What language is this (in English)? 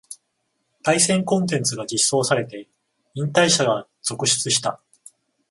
Japanese